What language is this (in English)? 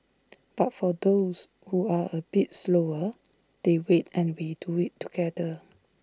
English